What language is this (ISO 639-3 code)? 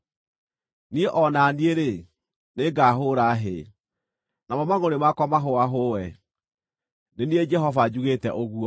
kik